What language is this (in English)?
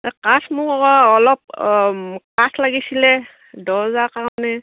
Assamese